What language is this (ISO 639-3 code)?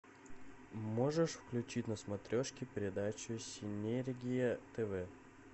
rus